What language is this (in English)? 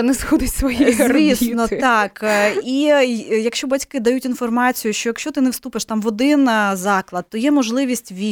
Ukrainian